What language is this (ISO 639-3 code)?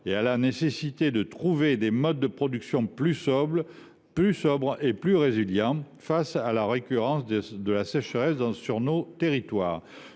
fra